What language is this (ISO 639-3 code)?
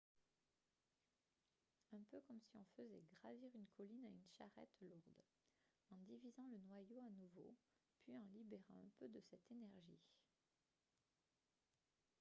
fra